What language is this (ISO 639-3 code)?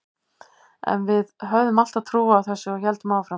isl